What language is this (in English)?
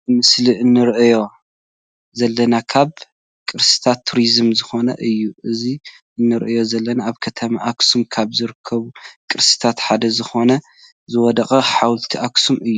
Tigrinya